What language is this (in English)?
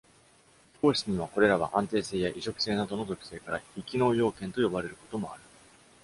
Japanese